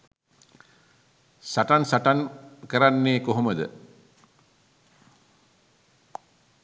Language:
Sinhala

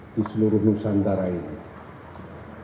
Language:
Indonesian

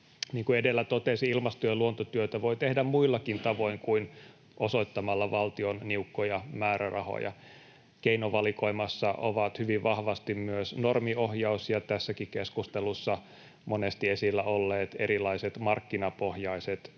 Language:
Finnish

